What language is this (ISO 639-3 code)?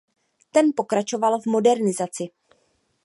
ces